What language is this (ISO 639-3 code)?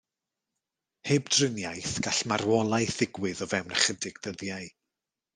cym